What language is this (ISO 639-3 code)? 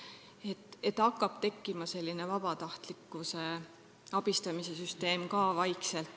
est